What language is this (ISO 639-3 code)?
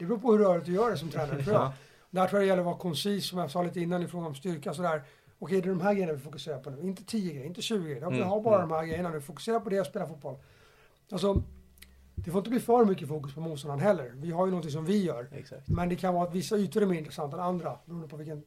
swe